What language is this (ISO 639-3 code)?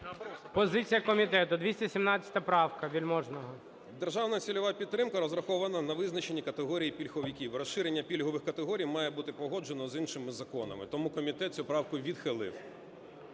ukr